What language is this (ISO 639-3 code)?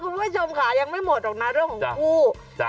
tha